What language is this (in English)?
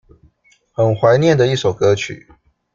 Chinese